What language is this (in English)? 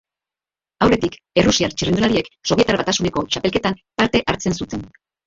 Basque